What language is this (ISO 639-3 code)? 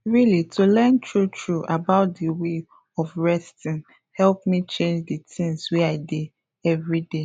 pcm